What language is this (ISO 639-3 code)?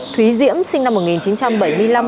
vie